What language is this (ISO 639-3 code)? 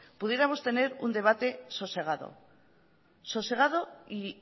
spa